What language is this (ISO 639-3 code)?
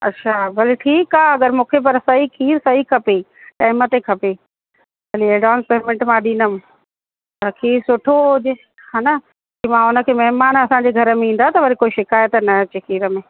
snd